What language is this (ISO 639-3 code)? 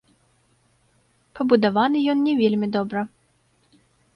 bel